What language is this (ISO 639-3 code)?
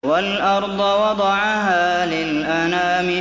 ara